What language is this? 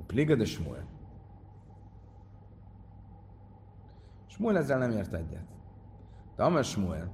Hungarian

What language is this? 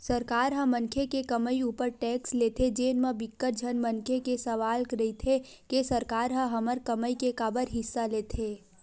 Chhattisgarhi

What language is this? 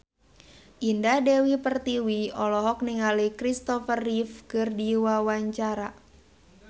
Sundanese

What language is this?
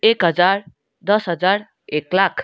Nepali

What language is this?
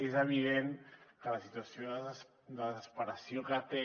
Catalan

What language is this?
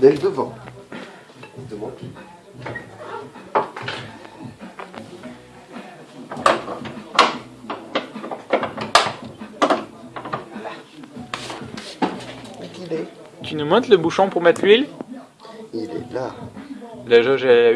French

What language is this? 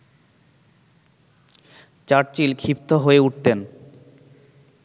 Bangla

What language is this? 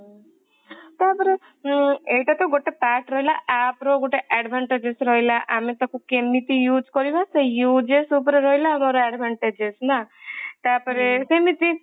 Odia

